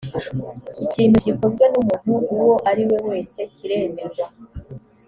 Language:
Kinyarwanda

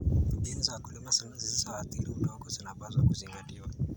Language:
Kalenjin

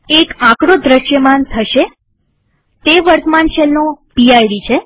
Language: Gujarati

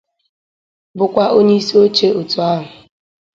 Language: Igbo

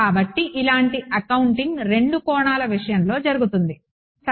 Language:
Telugu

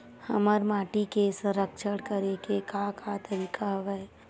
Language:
Chhattisgarhi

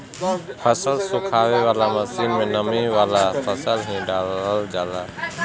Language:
Bhojpuri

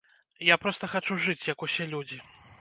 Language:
Belarusian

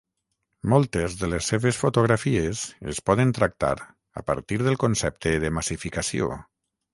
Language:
Catalan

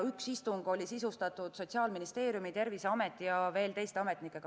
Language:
Estonian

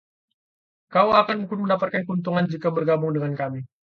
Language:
Indonesian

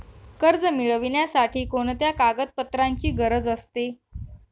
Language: Marathi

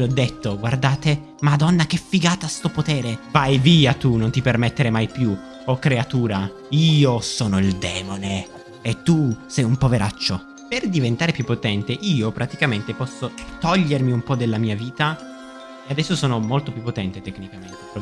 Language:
Italian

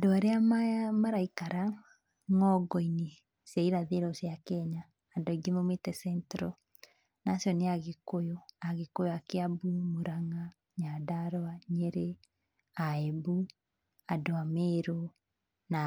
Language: Kikuyu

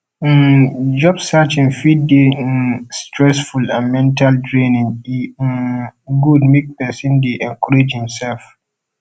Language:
Nigerian Pidgin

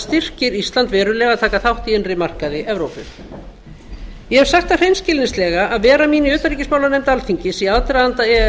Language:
Icelandic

